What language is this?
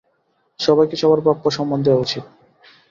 Bangla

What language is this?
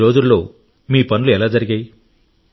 Telugu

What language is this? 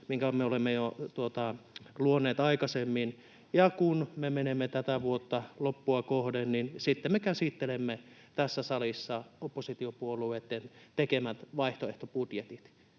Finnish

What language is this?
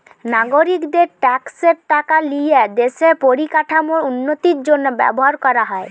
Bangla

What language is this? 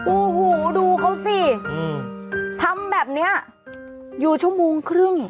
Thai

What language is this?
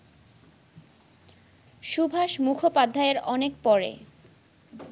Bangla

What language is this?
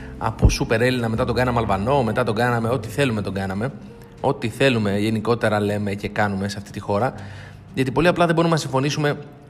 Greek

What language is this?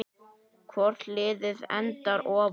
Icelandic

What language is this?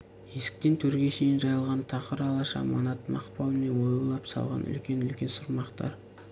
Kazakh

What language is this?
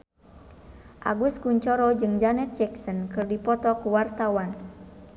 Sundanese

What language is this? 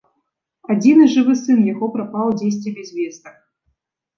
Belarusian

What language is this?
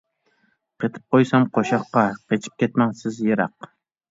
Uyghur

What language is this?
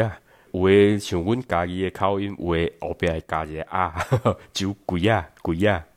Chinese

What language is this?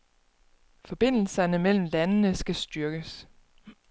Danish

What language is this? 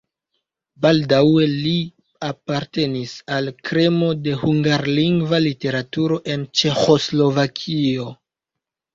Esperanto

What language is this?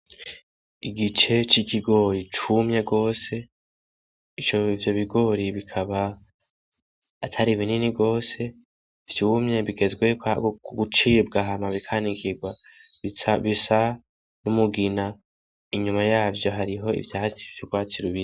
Rundi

